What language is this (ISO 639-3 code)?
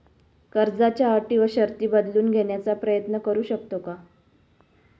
mar